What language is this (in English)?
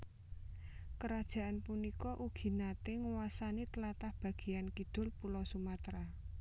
Javanese